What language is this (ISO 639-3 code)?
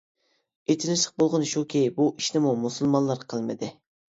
uig